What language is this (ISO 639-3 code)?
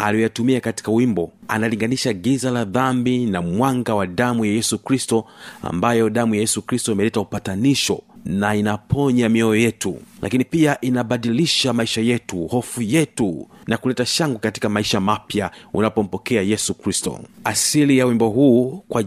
swa